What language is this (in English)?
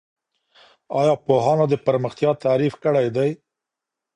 Pashto